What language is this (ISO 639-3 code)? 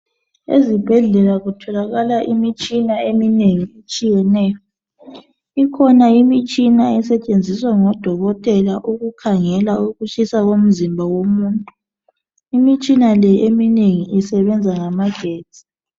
nde